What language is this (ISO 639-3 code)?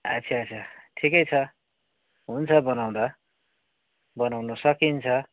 nep